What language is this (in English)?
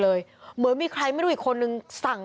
Thai